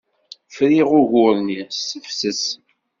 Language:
Kabyle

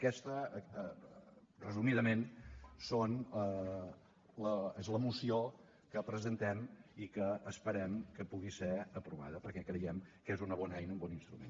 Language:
Catalan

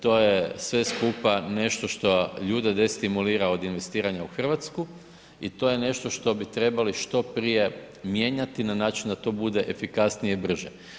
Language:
Croatian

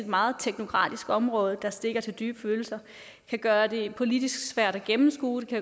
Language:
Danish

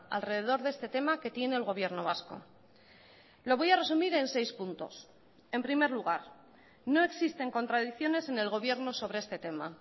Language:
Spanish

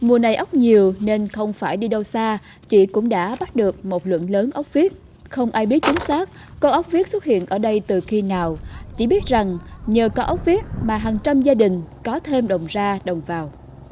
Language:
Vietnamese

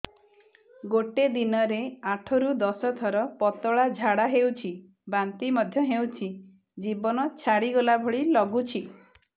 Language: Odia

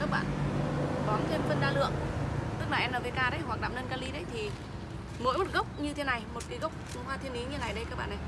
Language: Vietnamese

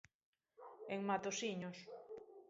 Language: Galician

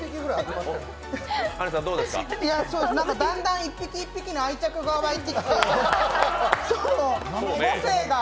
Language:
Japanese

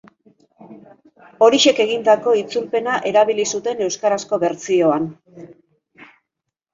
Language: Basque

